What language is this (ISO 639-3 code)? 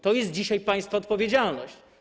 pol